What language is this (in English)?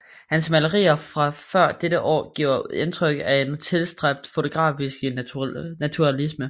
Danish